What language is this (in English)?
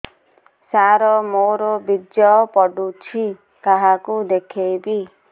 Odia